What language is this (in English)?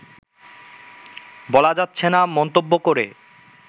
Bangla